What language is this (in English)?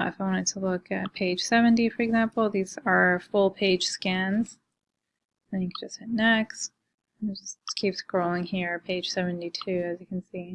English